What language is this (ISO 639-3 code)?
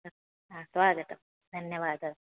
san